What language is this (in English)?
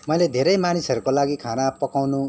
Nepali